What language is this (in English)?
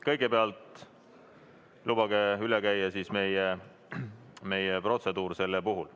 Estonian